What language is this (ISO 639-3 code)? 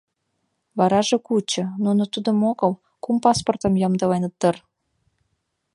chm